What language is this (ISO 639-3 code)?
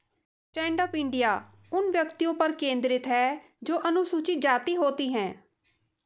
hin